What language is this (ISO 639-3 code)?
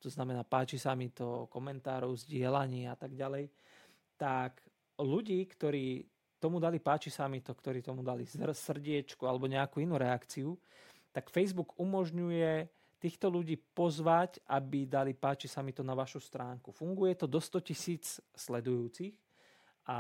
slk